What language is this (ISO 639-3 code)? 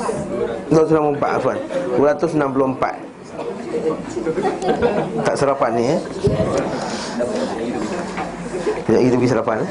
msa